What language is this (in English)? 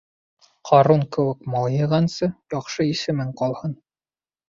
Bashkir